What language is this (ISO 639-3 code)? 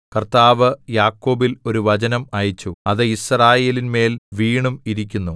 mal